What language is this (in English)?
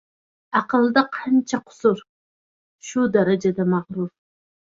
Uzbek